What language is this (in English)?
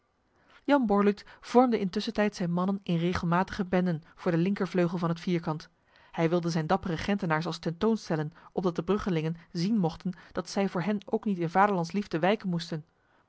Dutch